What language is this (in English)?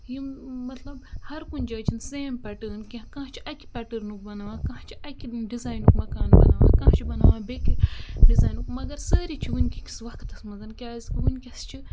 Kashmiri